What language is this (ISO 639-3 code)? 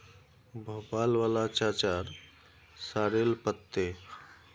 mag